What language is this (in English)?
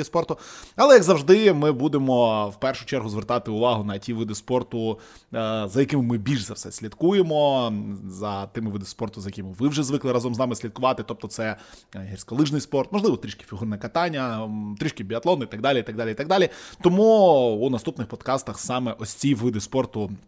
Ukrainian